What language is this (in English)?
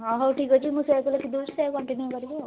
Odia